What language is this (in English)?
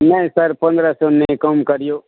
Maithili